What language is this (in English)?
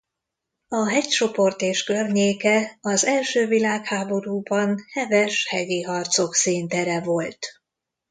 Hungarian